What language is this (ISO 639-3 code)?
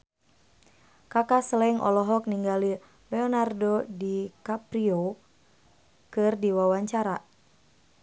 sun